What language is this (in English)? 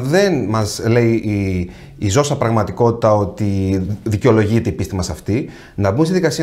Greek